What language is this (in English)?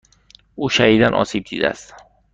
Persian